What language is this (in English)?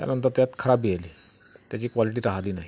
Marathi